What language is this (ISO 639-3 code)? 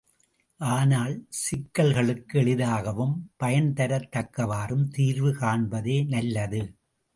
tam